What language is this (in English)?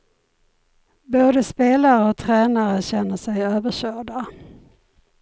Swedish